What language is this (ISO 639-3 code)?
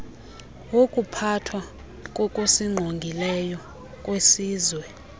xho